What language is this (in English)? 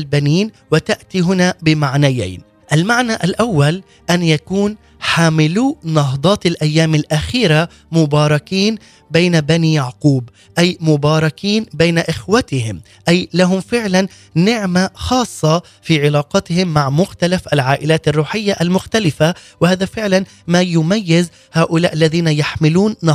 Arabic